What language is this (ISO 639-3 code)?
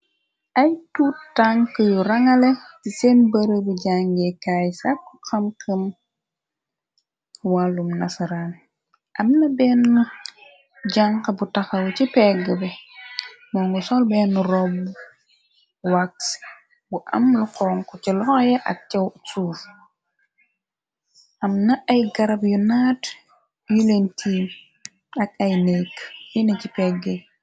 wol